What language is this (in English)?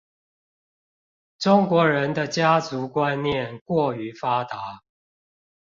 Chinese